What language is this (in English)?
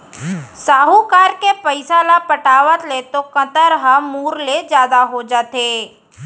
Chhattisgarhi